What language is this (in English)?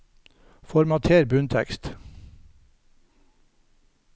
Norwegian